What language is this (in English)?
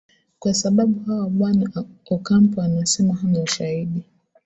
Swahili